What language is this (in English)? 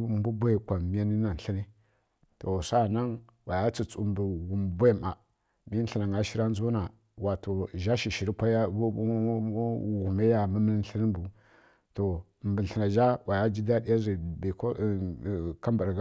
Kirya-Konzəl